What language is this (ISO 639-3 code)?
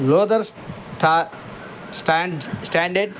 tel